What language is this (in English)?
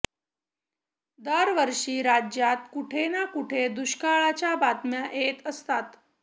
Marathi